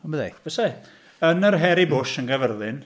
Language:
Welsh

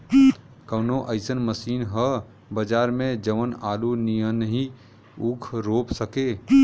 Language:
Bhojpuri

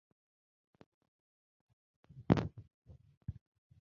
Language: Ganda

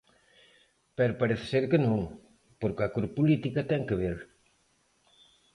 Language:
Galician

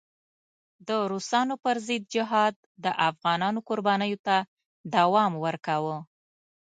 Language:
Pashto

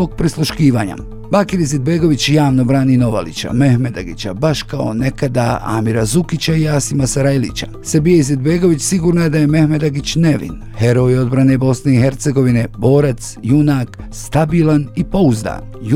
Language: Croatian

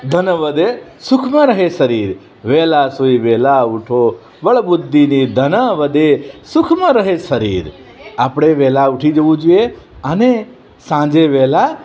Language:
Gujarati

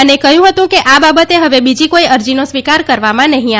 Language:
Gujarati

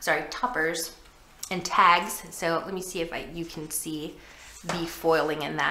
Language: English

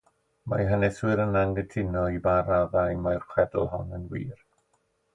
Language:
Welsh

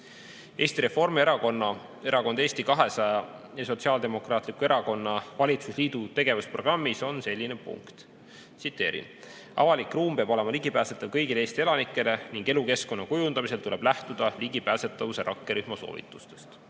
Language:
Estonian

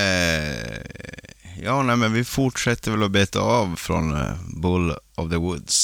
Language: Swedish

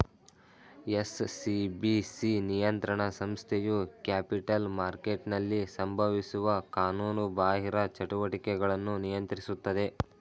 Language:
Kannada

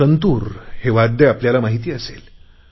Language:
Marathi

